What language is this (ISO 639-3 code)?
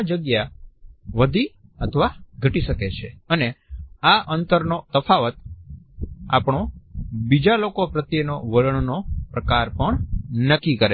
guj